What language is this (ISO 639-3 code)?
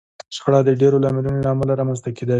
pus